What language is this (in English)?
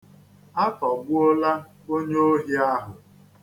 Igbo